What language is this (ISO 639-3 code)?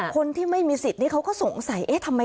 tha